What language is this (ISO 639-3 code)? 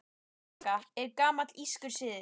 isl